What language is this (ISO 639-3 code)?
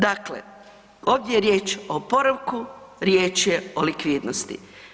hrv